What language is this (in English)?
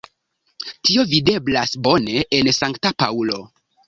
Esperanto